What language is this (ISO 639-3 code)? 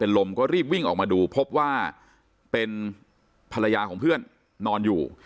tha